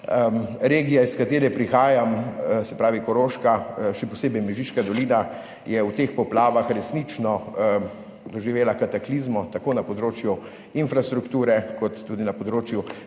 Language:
Slovenian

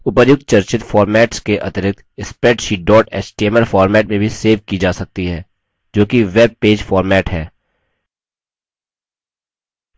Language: Hindi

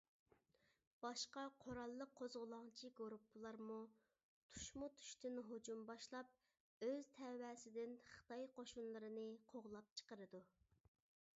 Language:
Uyghur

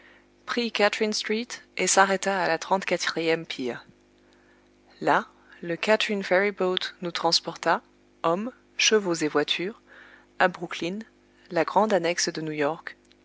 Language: French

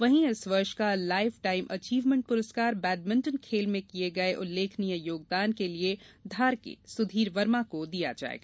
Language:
Hindi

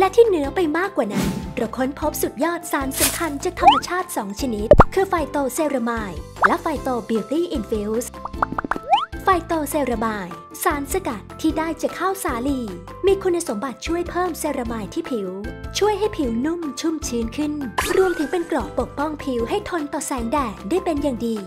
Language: Thai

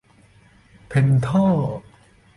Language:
Thai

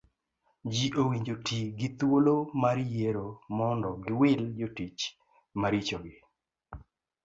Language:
Luo (Kenya and Tanzania)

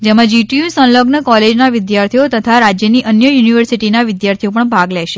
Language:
Gujarati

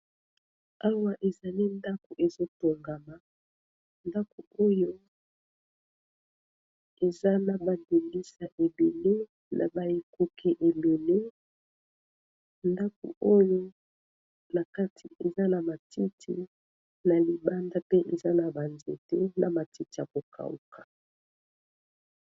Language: Lingala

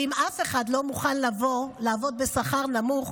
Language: Hebrew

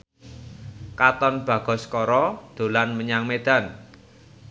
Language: Javanese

